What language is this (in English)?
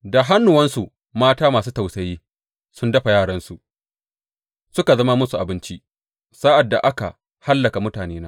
Hausa